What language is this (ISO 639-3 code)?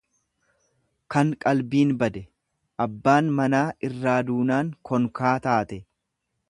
orm